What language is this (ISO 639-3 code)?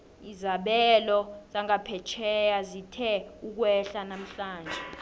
nbl